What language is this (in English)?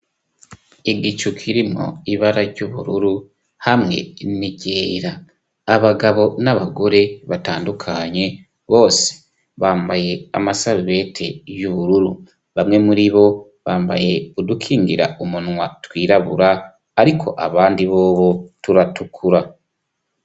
Rundi